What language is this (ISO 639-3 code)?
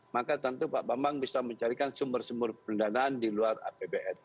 ind